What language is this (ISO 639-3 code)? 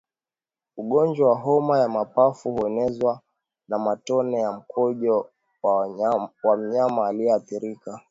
swa